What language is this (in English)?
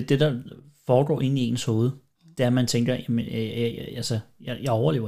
Danish